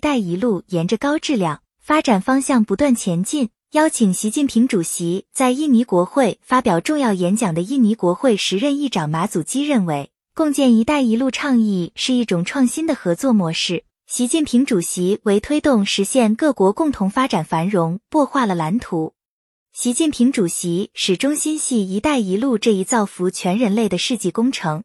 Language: Chinese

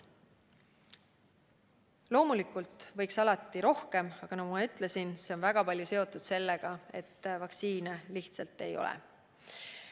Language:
Estonian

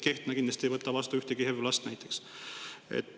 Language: Estonian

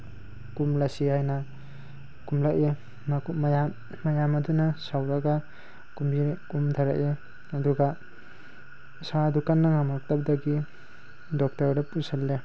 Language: Manipuri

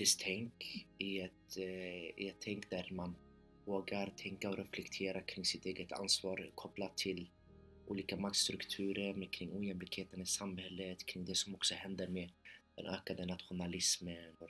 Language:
Swedish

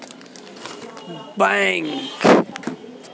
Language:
Maithili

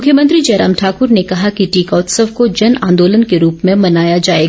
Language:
Hindi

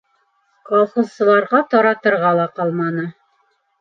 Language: Bashkir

